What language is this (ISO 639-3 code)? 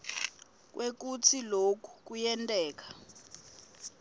ssw